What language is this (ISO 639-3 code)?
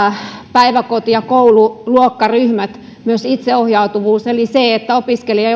fin